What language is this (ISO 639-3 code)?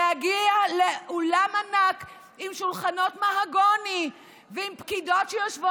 heb